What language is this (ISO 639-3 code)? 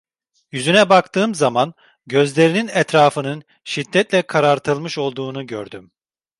tur